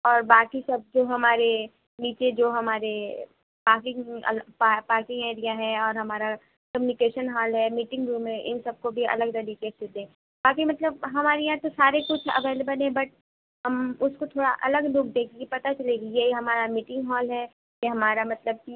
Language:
Urdu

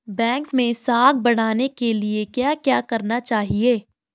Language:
Hindi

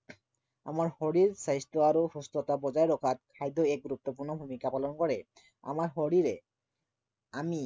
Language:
Assamese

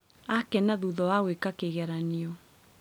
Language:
Kikuyu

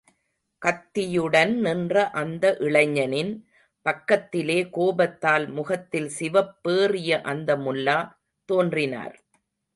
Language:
Tamil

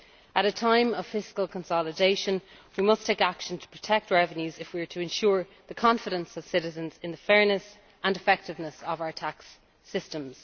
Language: English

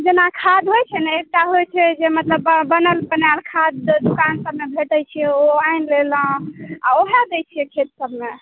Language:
Maithili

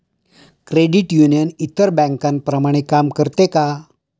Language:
Marathi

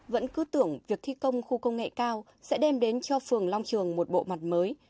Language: Vietnamese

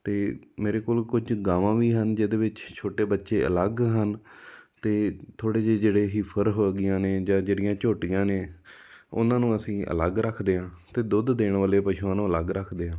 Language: Punjabi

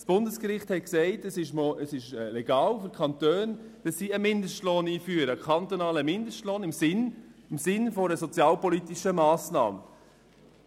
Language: Swiss German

